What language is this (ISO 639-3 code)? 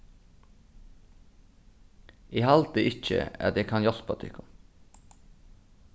fao